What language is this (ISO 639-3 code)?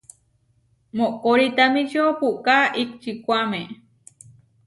var